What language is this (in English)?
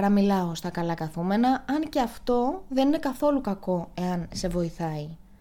Greek